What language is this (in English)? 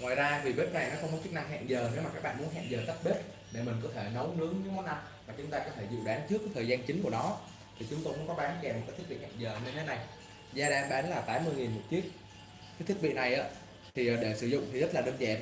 Vietnamese